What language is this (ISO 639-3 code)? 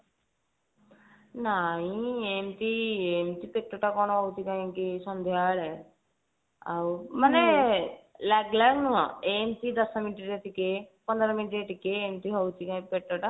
ori